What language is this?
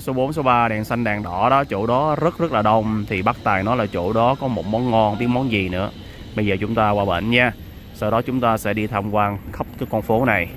Vietnamese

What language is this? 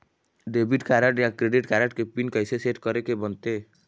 Chhattisgarhi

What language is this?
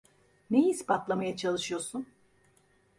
Turkish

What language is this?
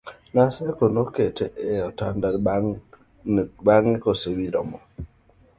Luo (Kenya and Tanzania)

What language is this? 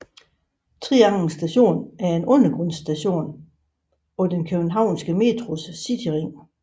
Danish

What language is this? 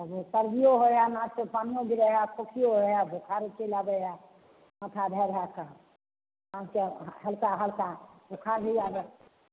Maithili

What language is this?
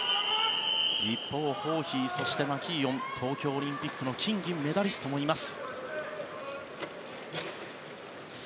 Japanese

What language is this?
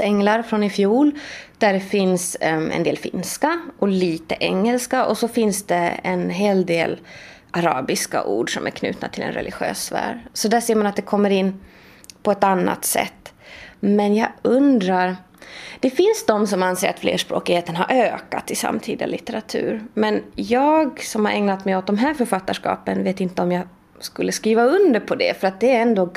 Swedish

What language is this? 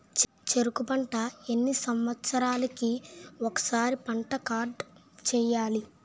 Telugu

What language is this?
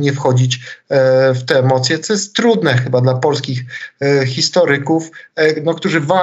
Polish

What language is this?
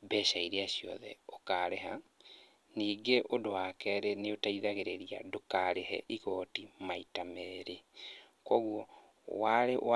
Kikuyu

